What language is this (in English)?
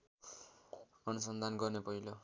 Nepali